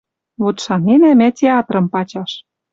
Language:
Western Mari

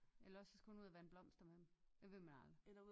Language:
Danish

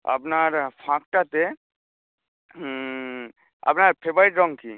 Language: Bangla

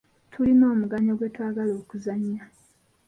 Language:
Ganda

